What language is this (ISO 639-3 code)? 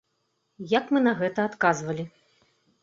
bel